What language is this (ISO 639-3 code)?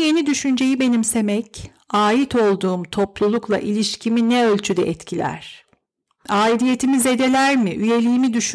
tur